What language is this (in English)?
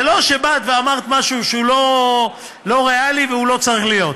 Hebrew